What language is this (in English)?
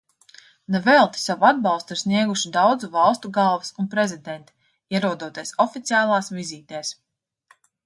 Latvian